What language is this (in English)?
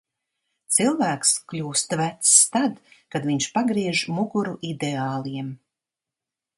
Latvian